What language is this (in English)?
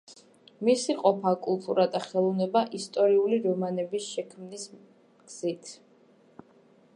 Georgian